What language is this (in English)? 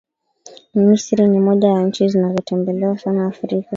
Swahili